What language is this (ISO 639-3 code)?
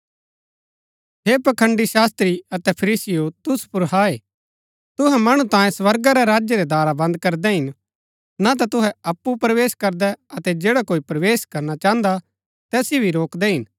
gbk